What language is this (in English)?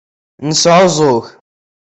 Kabyle